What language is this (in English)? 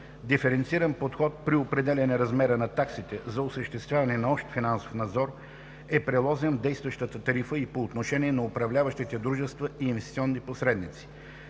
Bulgarian